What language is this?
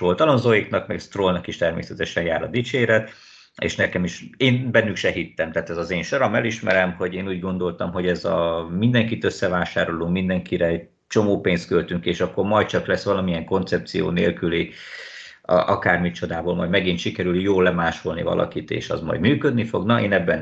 Hungarian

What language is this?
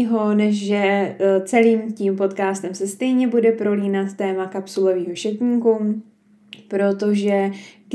Czech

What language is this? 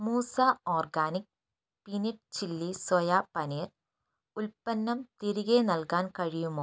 Malayalam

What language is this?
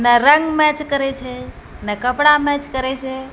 Maithili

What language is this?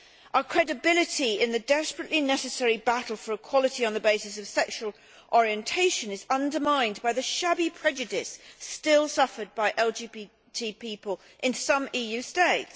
English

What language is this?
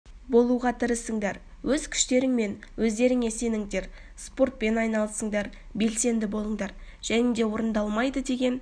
Kazakh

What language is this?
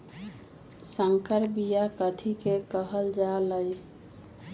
Magahi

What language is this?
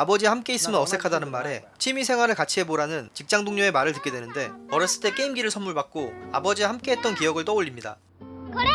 Korean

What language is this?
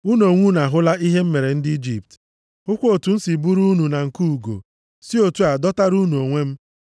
Igbo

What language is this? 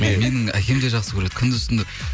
Kazakh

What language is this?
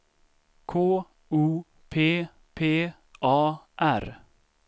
Swedish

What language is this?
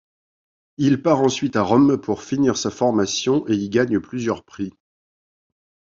French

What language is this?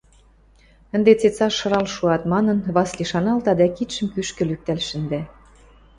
Western Mari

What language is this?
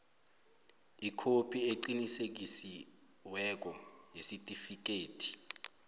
South Ndebele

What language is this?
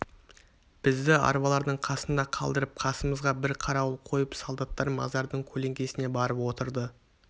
Kazakh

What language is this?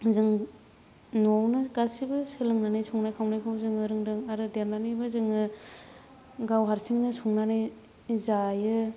Bodo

